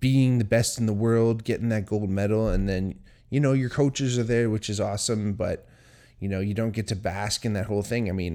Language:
English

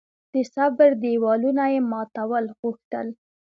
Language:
Pashto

